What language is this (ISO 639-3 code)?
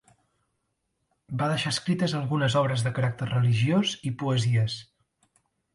cat